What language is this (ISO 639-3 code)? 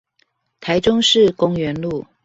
zho